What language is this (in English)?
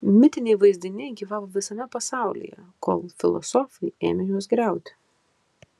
Lithuanian